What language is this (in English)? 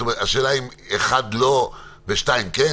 Hebrew